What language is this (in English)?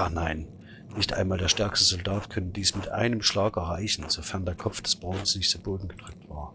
German